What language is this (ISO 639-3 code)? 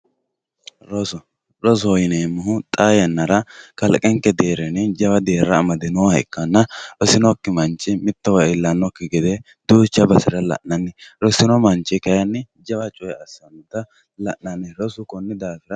sid